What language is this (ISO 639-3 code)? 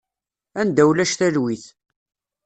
kab